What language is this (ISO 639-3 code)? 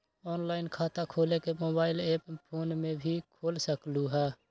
mag